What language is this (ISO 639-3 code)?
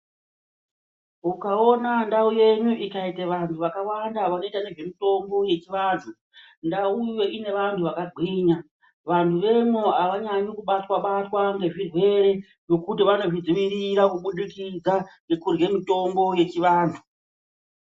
ndc